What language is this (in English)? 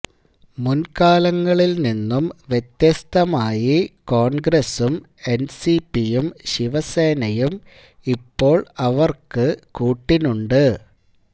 Malayalam